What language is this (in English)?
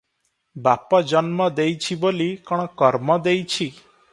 Odia